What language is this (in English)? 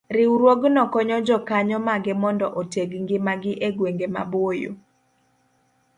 Luo (Kenya and Tanzania)